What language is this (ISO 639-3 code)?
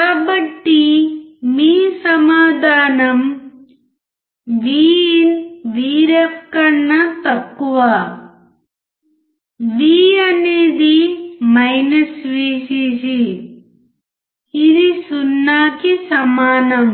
tel